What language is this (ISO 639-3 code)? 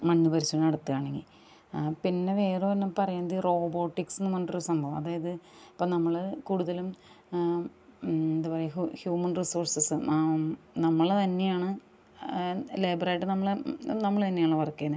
mal